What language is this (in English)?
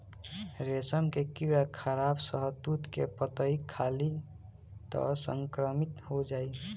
Bhojpuri